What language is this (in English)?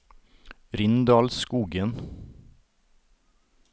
Norwegian